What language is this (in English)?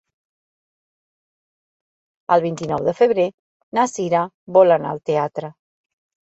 Catalan